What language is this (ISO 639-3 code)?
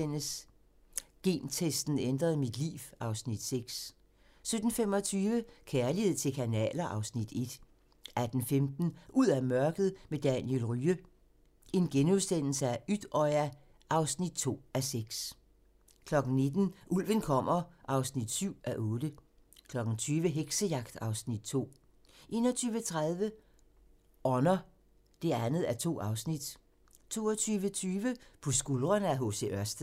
dan